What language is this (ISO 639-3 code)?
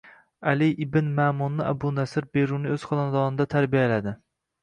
uzb